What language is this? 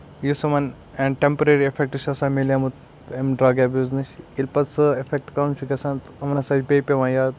Kashmiri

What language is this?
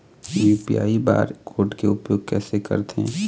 Chhattisgarhi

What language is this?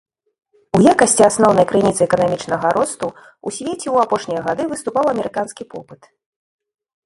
Belarusian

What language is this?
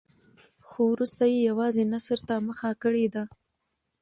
Pashto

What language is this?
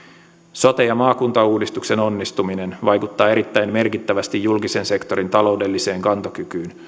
Finnish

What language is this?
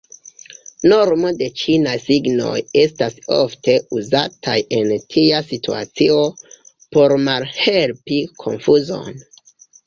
Esperanto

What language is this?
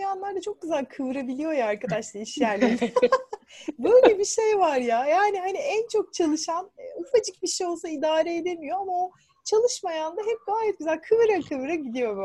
Turkish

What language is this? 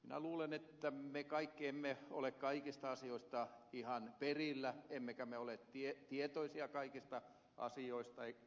Finnish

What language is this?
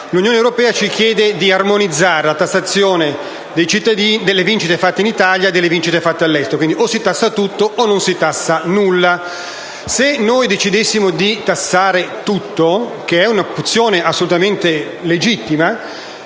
Italian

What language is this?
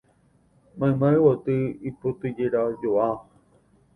Guarani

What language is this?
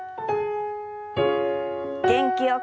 Japanese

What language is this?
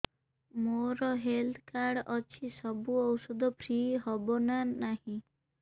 Odia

